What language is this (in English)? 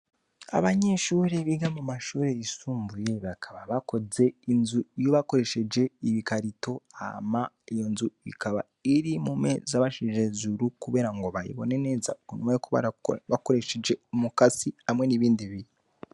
Rundi